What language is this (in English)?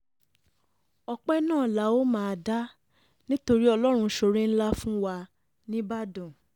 Yoruba